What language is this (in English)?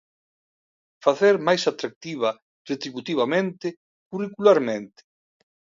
Galician